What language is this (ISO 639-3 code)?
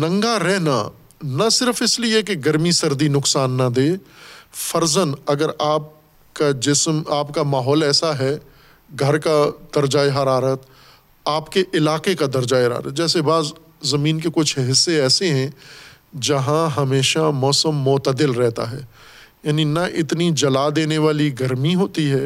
urd